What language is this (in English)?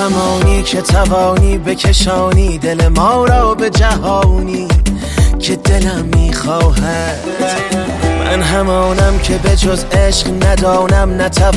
Persian